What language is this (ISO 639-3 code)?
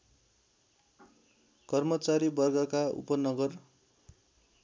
nep